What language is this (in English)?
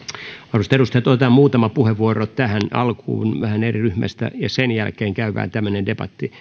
Finnish